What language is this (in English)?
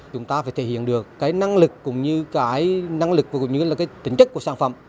Vietnamese